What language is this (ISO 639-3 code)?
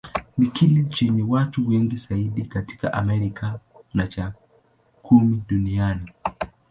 swa